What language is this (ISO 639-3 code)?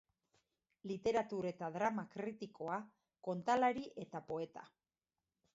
eus